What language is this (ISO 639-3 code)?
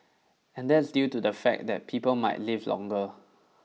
eng